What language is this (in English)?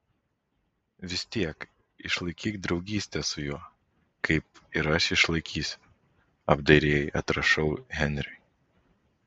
Lithuanian